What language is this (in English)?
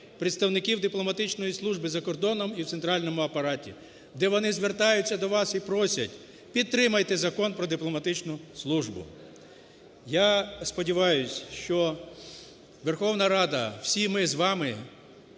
Ukrainian